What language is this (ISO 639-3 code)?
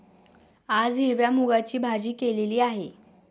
mar